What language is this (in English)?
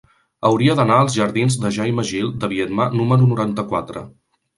Catalan